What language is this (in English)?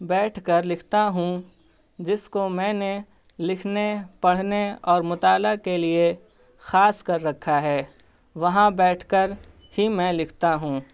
Urdu